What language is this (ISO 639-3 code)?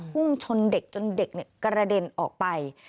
tha